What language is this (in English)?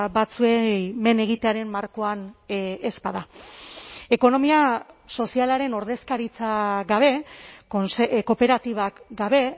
Basque